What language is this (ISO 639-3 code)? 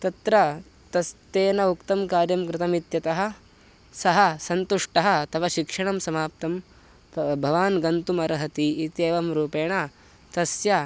san